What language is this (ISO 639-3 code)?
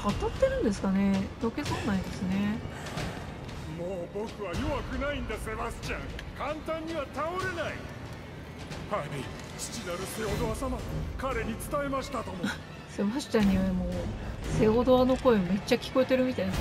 jpn